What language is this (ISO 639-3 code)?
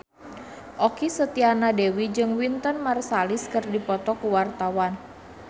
sun